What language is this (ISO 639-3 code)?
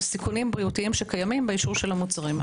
heb